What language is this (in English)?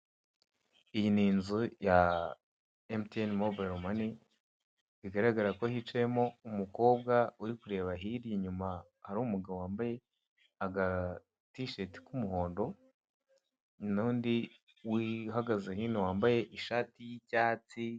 Kinyarwanda